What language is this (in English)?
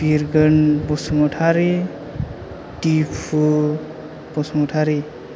Bodo